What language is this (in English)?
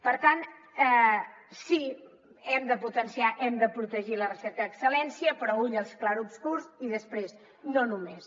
Catalan